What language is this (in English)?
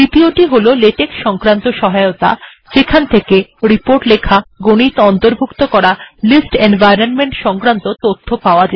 Bangla